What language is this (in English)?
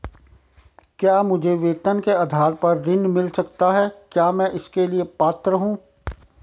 Hindi